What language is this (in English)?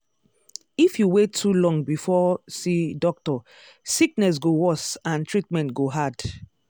Nigerian Pidgin